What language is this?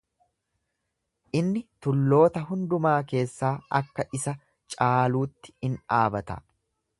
Oromo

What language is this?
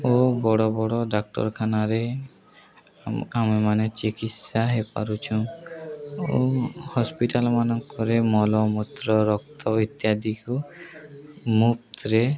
Odia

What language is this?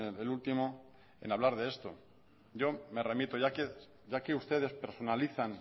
Spanish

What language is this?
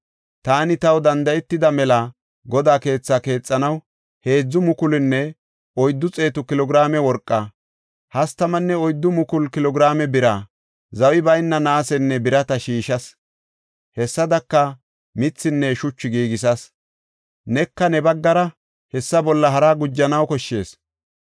Gofa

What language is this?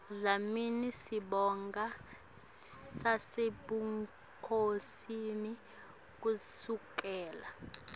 Swati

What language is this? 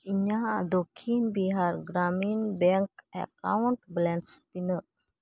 Santali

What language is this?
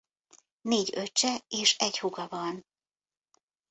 Hungarian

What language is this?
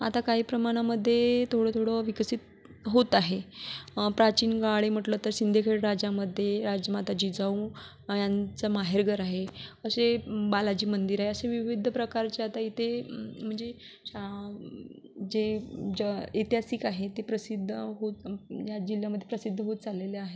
Marathi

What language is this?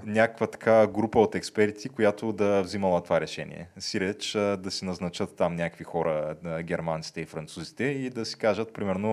Bulgarian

